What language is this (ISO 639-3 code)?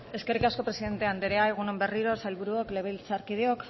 eus